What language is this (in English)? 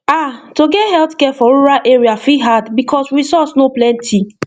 Nigerian Pidgin